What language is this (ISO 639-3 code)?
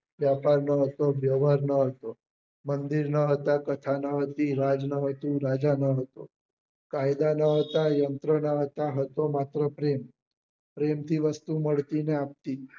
guj